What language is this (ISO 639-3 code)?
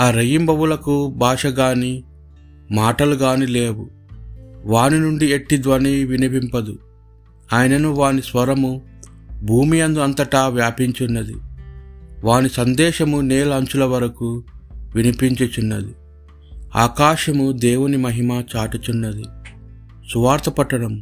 tel